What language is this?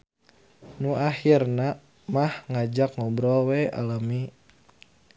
Sundanese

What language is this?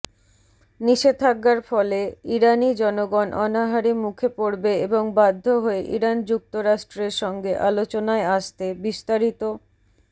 Bangla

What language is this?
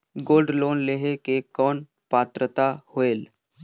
Chhattisgarhi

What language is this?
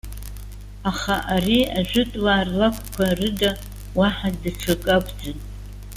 Abkhazian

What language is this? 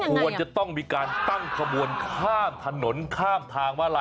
Thai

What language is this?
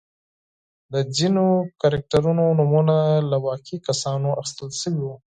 Pashto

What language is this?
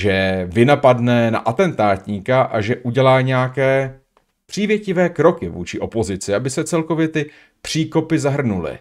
Czech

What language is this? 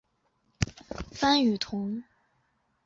Chinese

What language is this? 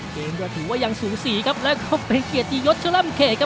Thai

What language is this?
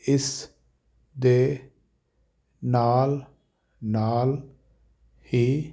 Punjabi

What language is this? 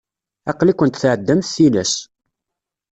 Kabyle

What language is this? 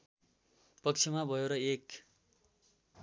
Nepali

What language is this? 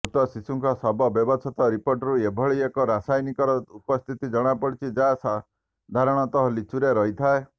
Odia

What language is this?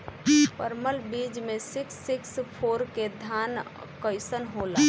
Bhojpuri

